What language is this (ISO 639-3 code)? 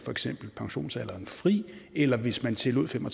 dan